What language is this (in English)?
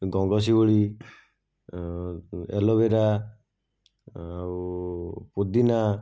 Odia